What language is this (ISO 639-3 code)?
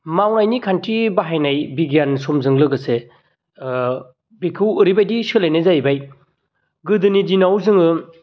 brx